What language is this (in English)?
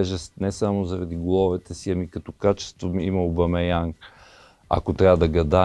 Bulgarian